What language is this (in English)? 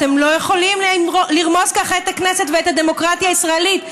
Hebrew